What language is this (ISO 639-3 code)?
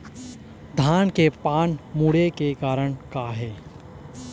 hne